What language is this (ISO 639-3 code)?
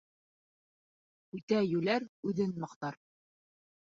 bak